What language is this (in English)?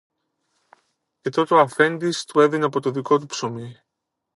Greek